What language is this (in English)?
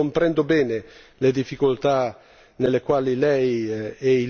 Italian